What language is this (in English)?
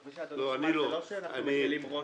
Hebrew